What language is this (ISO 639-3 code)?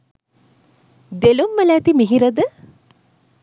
sin